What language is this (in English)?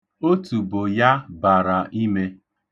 Igbo